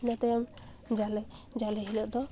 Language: Santali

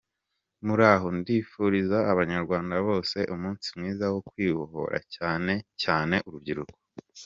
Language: Kinyarwanda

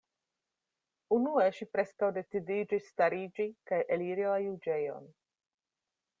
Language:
Esperanto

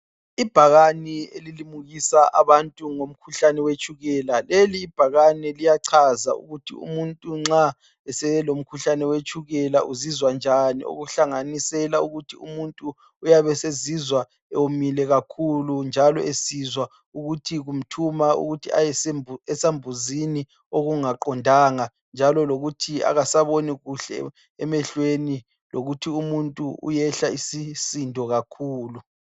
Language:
North Ndebele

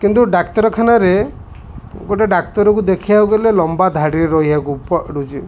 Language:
Odia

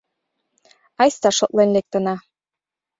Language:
Mari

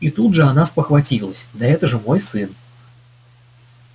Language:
Russian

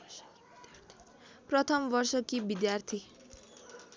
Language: Nepali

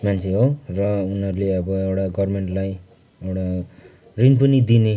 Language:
Nepali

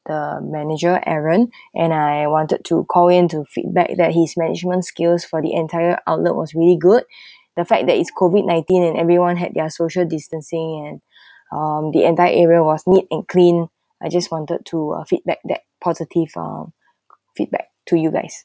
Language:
English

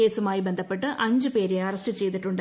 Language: Malayalam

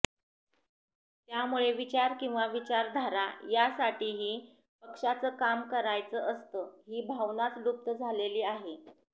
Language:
Marathi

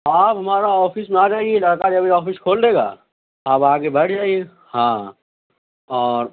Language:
Urdu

